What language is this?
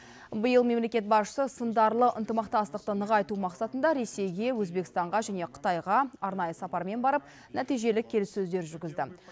Kazakh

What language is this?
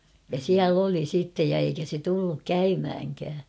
Finnish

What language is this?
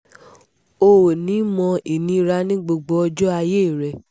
Yoruba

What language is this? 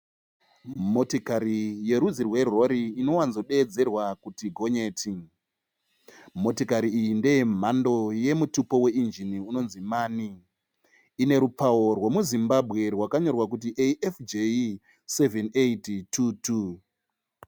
Shona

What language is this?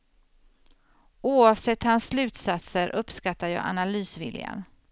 Swedish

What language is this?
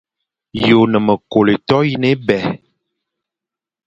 Fang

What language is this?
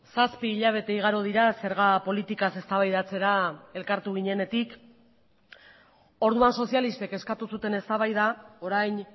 Basque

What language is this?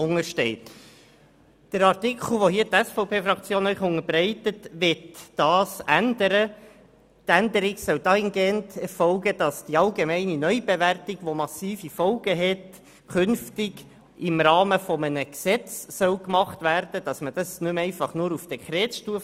Swiss German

